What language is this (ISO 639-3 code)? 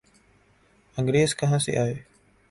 urd